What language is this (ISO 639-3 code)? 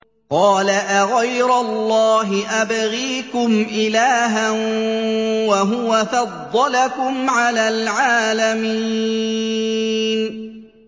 ara